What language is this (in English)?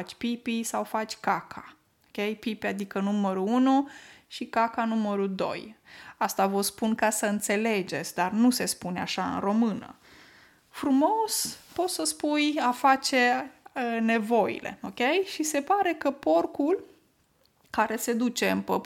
Romanian